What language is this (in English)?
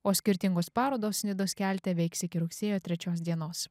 Lithuanian